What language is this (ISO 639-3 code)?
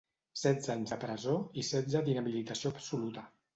cat